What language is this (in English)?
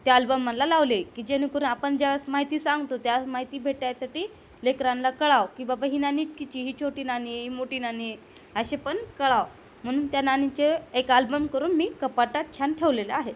Marathi